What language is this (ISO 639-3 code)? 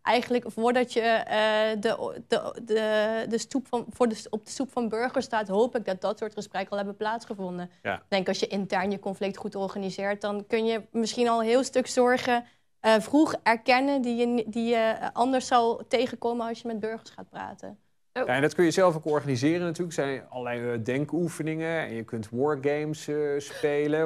nld